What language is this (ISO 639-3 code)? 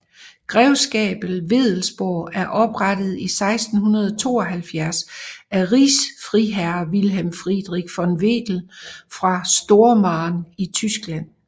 dan